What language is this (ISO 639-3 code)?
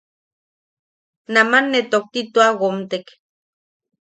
yaq